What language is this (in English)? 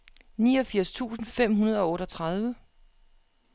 Danish